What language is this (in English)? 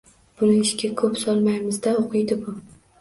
Uzbek